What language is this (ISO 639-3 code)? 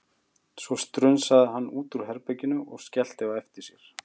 isl